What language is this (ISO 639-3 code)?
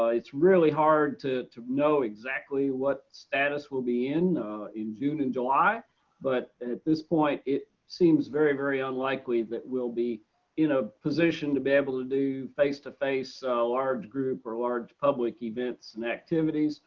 eng